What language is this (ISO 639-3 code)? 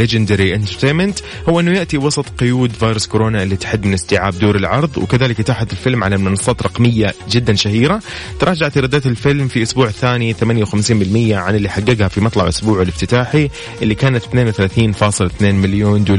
ara